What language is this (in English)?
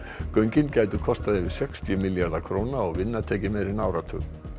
Icelandic